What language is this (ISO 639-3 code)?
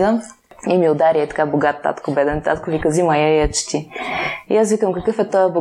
bul